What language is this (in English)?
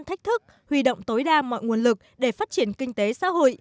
Vietnamese